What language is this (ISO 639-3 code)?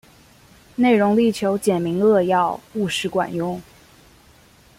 zho